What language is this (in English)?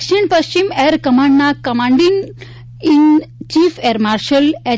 Gujarati